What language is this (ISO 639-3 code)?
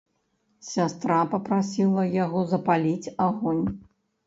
bel